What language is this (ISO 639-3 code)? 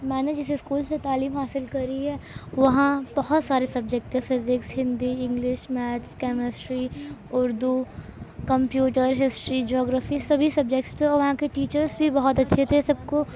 urd